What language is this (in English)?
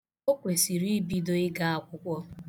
Igbo